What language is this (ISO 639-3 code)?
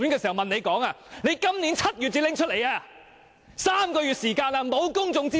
yue